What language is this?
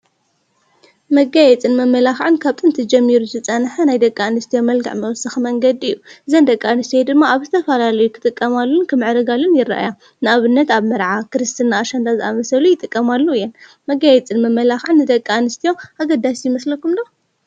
Tigrinya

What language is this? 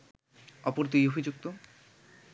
Bangla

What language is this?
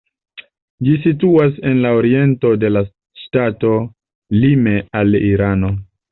Esperanto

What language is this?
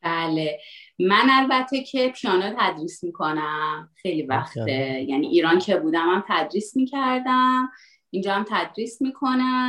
Persian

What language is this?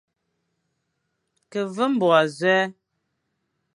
Fang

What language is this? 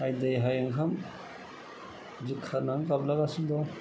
Bodo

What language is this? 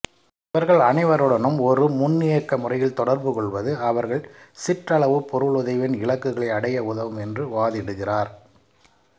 Tamil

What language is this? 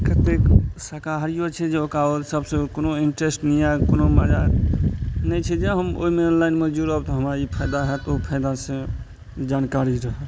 Maithili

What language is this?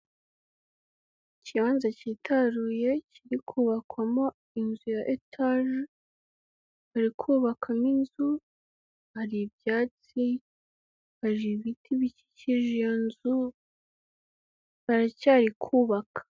Kinyarwanda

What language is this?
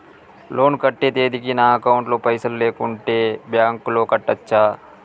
Telugu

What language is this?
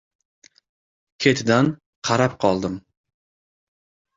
Uzbek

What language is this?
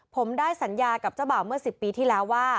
Thai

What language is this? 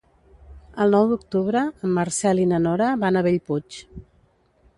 Catalan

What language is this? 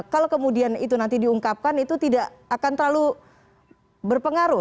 Indonesian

